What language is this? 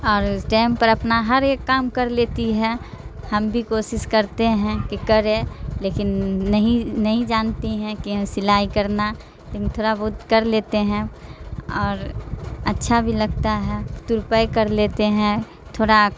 Urdu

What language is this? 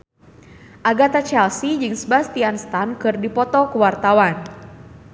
Sundanese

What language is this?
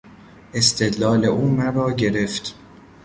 Persian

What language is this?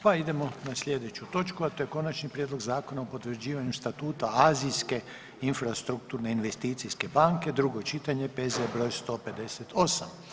Croatian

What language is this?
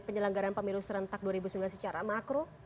Indonesian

